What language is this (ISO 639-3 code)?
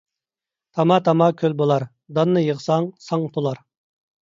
uig